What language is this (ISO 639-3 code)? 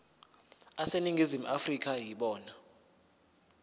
zul